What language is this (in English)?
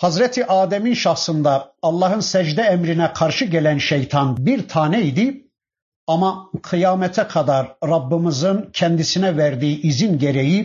Turkish